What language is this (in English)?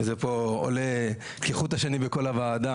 Hebrew